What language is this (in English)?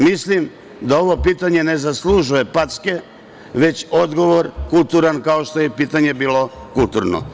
Serbian